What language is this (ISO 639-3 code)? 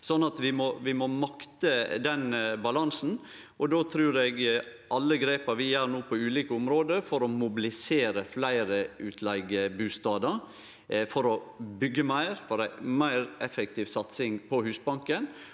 nor